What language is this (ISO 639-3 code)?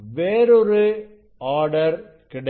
tam